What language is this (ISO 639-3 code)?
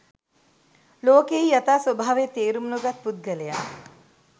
sin